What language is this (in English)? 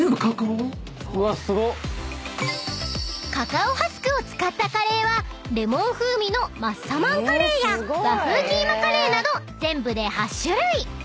Japanese